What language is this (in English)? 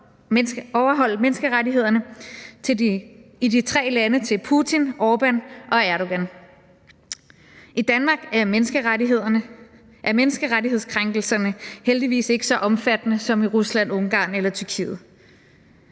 Danish